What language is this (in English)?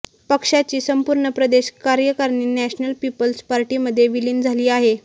Marathi